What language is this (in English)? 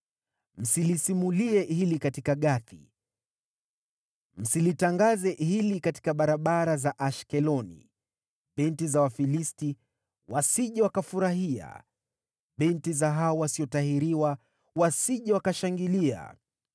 Swahili